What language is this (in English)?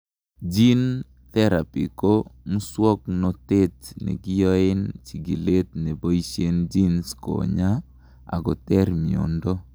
Kalenjin